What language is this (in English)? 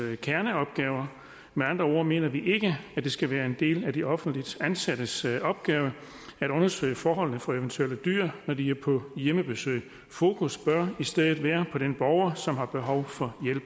Danish